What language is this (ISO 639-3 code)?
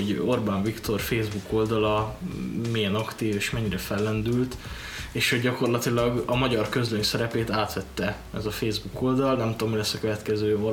hun